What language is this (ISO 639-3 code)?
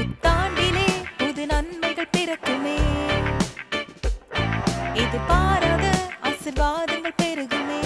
ron